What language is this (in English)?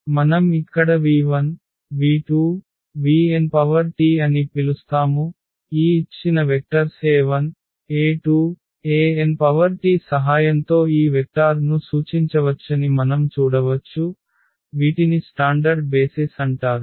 Telugu